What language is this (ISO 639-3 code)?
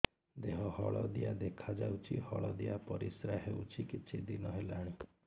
ori